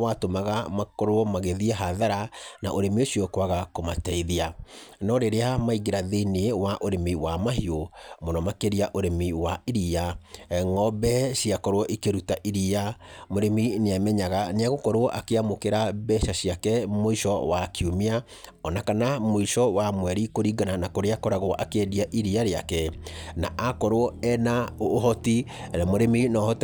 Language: Kikuyu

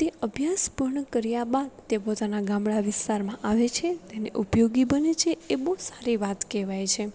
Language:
Gujarati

